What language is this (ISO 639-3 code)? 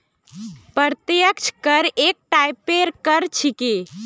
mag